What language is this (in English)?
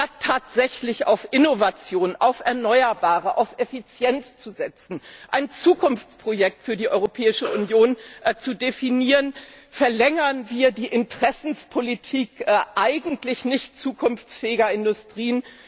German